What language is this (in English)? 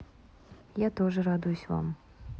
Russian